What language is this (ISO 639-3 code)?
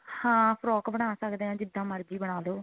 pan